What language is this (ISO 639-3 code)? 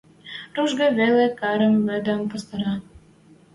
mrj